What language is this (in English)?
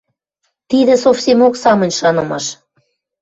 Western Mari